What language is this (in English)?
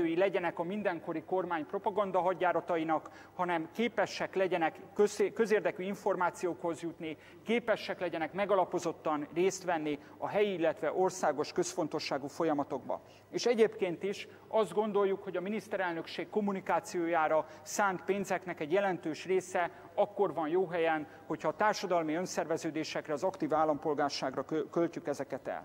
Hungarian